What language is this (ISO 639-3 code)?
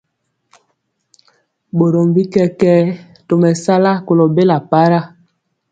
mcx